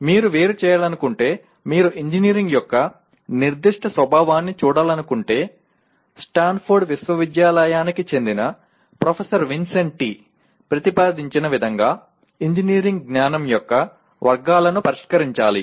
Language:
Telugu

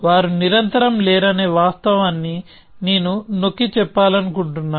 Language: Telugu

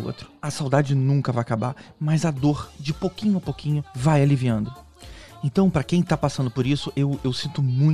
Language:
Portuguese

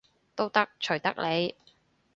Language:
Cantonese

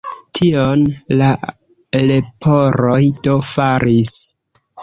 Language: Esperanto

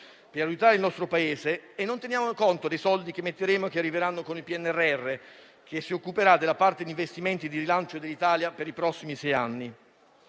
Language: Italian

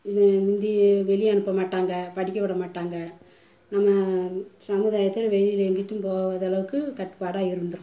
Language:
Tamil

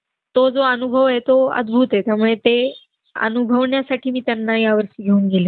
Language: Marathi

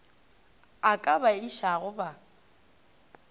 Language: Northern Sotho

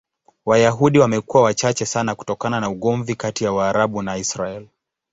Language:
Swahili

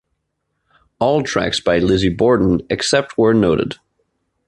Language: English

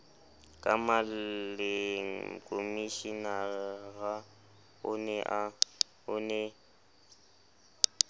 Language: Southern Sotho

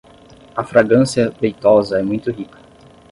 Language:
Portuguese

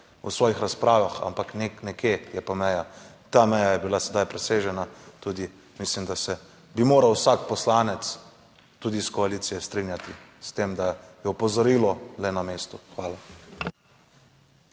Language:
Slovenian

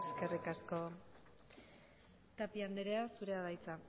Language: Basque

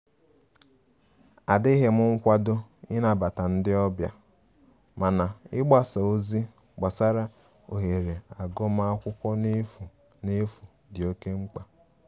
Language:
Igbo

